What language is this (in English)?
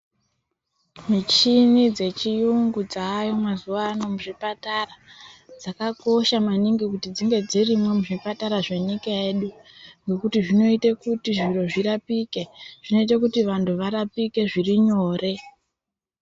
Ndau